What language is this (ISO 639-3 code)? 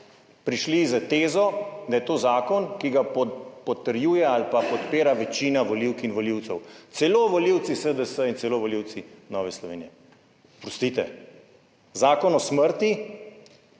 slv